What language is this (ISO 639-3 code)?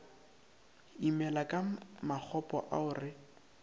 nso